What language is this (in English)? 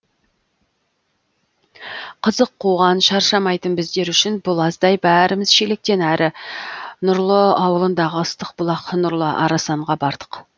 Kazakh